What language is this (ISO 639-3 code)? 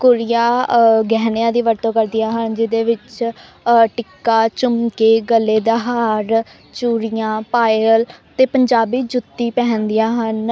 pan